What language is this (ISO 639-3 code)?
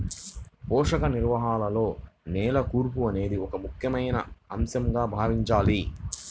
tel